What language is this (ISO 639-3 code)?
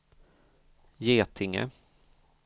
swe